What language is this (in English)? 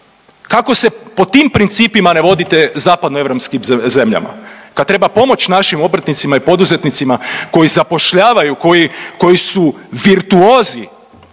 Croatian